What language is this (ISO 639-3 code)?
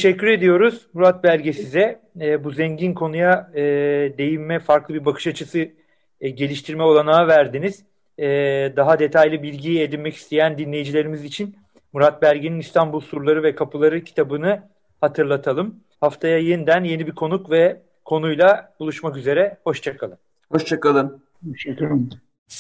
tur